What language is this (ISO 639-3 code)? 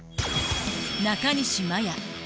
jpn